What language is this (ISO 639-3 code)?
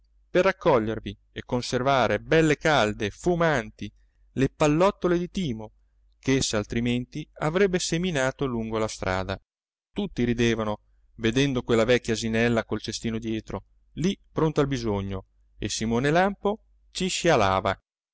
ita